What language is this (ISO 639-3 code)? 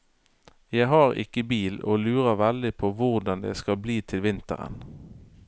nor